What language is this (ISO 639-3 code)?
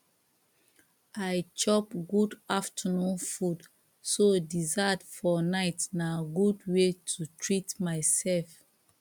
pcm